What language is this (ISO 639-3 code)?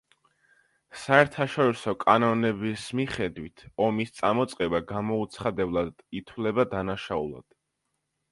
kat